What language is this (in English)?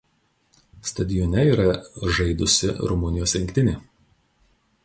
Lithuanian